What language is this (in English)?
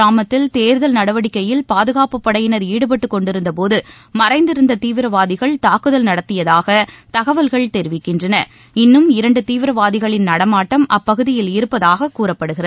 Tamil